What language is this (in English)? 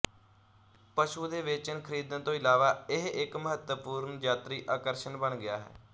Punjabi